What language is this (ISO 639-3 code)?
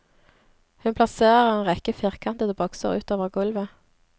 nor